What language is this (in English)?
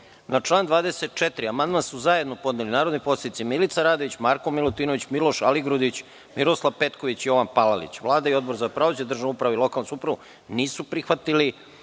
Serbian